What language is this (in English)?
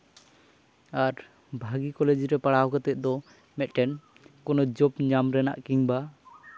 Santali